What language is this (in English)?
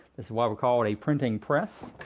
English